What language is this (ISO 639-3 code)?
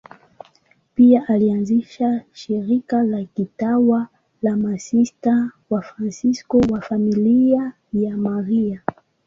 swa